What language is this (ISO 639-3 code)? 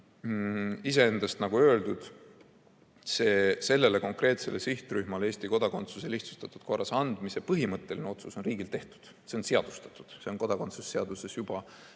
est